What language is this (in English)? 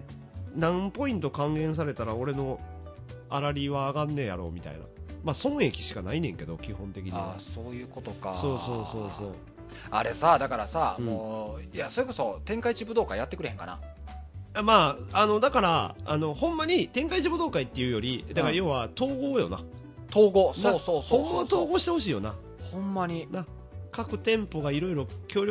Japanese